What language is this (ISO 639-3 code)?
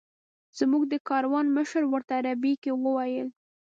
pus